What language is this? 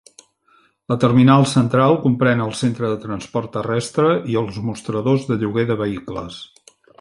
Catalan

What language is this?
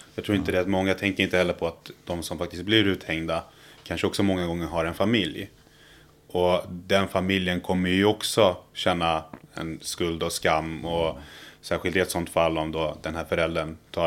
Swedish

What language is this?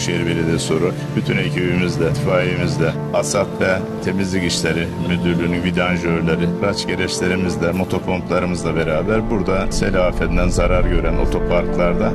Turkish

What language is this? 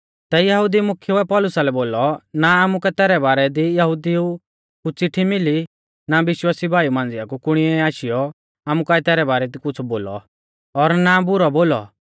Mahasu Pahari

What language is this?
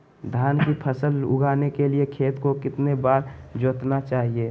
Magahi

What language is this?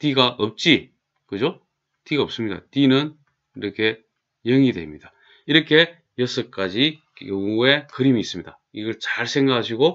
Korean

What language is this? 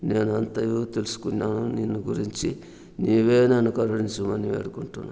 Telugu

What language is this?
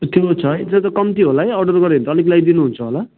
Nepali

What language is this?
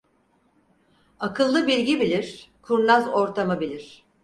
Turkish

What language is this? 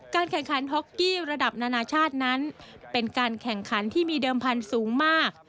Thai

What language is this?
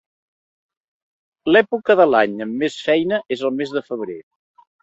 Catalan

